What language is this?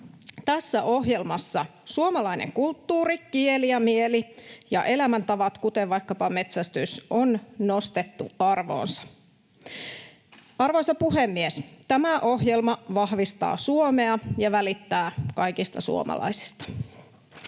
Finnish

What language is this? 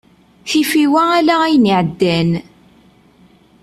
Kabyle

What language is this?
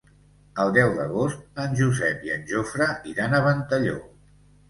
Catalan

